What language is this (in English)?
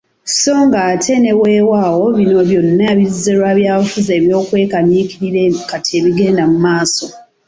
Ganda